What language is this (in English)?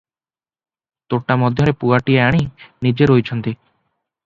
Odia